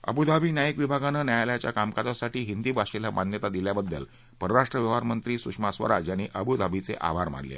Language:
Marathi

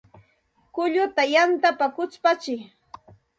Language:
Santa Ana de Tusi Pasco Quechua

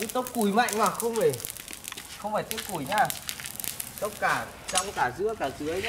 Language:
Vietnamese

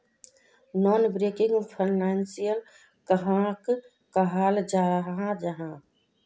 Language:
Magahi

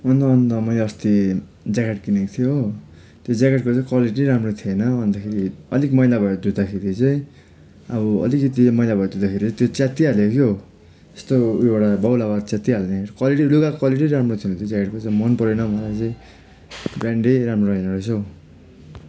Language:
Nepali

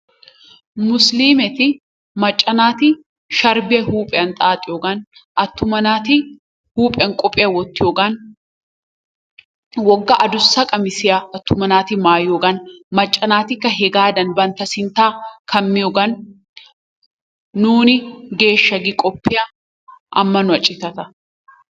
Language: Wolaytta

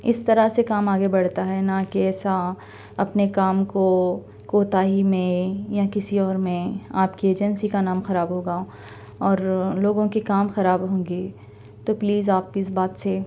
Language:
Urdu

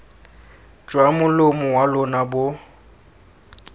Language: Tswana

